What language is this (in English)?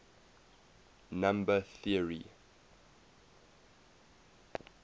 English